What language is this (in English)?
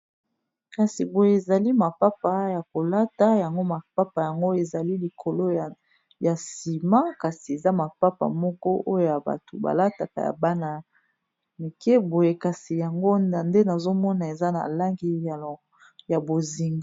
Lingala